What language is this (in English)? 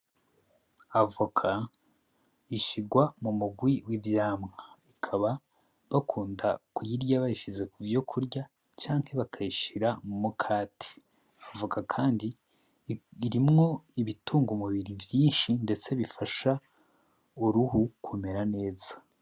Rundi